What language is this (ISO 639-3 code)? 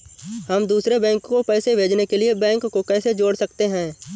hin